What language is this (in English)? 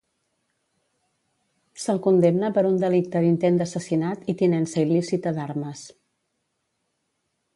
Catalan